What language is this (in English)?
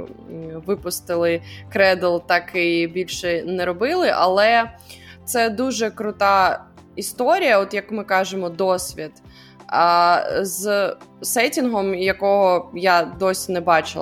Ukrainian